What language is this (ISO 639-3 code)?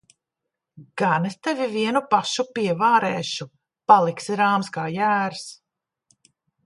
lav